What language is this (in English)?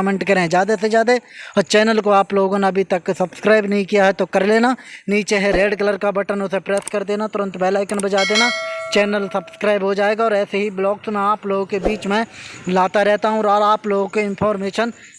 Hindi